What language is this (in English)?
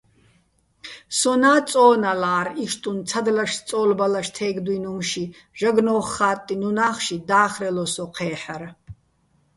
Bats